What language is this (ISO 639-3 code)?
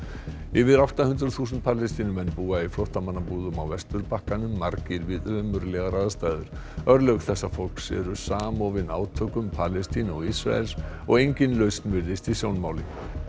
isl